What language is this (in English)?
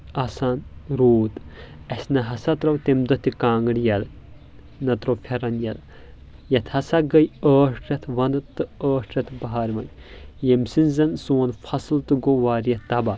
Kashmiri